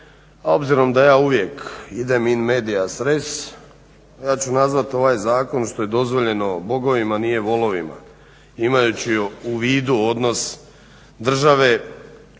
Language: Croatian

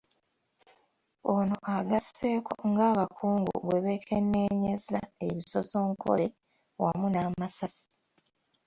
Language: Ganda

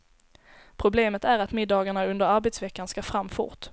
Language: Swedish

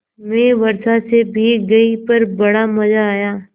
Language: Hindi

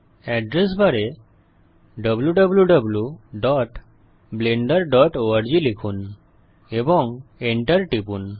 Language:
Bangla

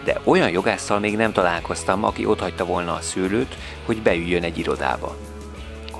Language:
Hungarian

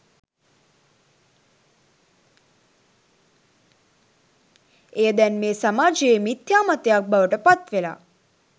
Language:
Sinhala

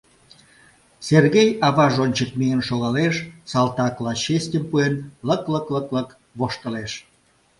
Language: Mari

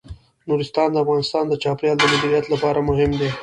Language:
Pashto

